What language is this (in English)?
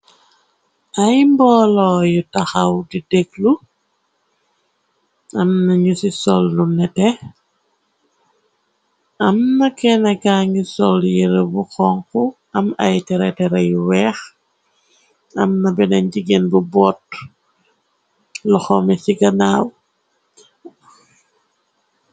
Wolof